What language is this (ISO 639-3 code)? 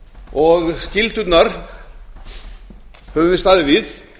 isl